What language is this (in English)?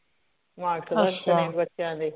Punjabi